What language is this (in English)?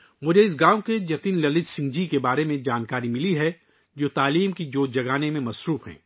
Urdu